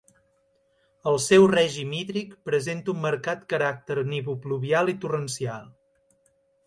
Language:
Catalan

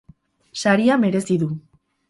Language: Basque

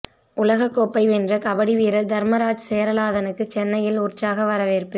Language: Tamil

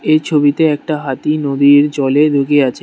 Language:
Bangla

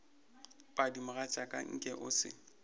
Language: Northern Sotho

